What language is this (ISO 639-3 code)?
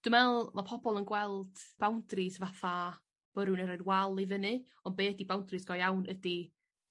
cym